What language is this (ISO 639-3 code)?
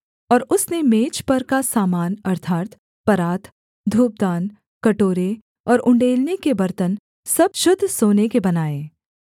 hin